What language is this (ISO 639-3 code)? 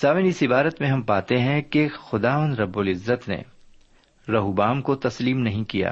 urd